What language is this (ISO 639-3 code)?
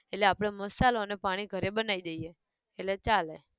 guj